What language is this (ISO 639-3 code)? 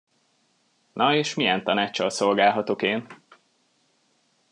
hun